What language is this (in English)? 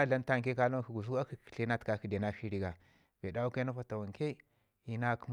Ngizim